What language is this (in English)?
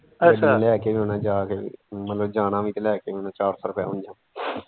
Punjabi